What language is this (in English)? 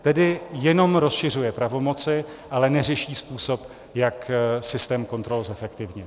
Czech